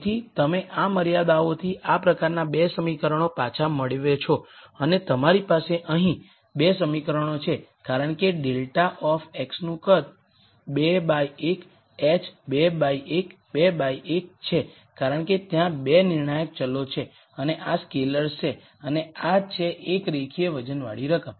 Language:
Gujarati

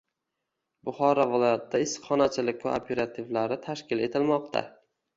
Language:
Uzbek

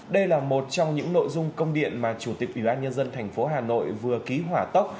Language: Vietnamese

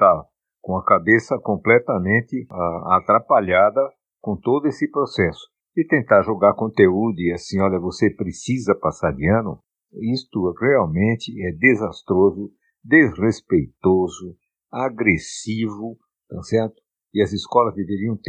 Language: Portuguese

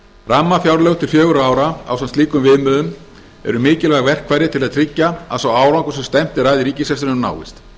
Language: Icelandic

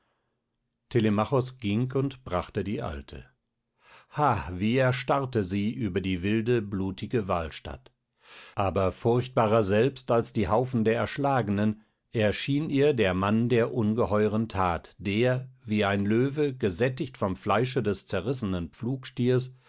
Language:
German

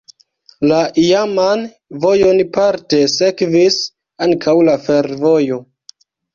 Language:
Esperanto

